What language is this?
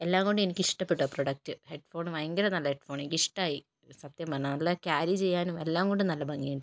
Malayalam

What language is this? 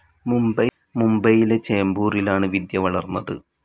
Malayalam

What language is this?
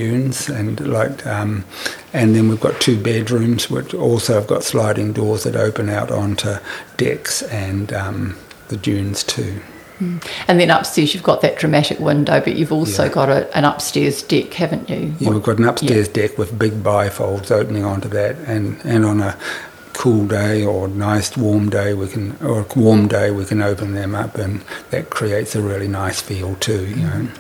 English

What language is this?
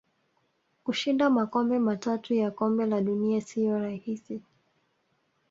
Swahili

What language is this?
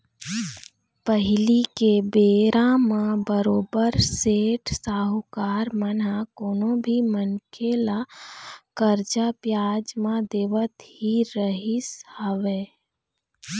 Chhattisgarhi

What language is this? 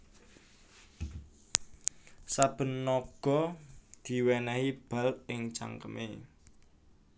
Javanese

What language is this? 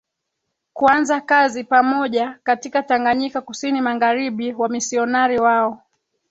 Swahili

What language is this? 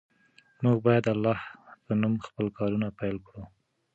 Pashto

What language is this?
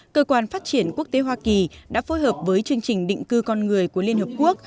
Vietnamese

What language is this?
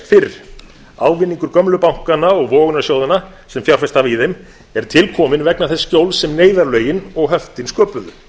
Icelandic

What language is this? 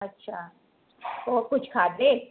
Sindhi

